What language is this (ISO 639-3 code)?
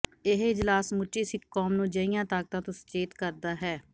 pan